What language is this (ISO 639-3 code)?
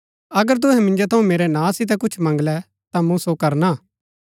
gbk